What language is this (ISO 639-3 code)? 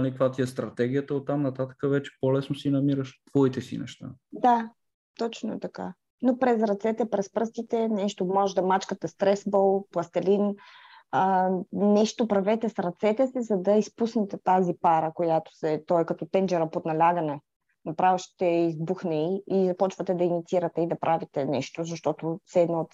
bul